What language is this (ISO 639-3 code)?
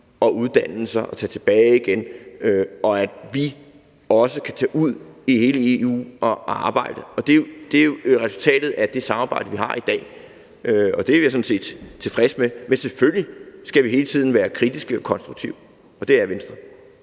dan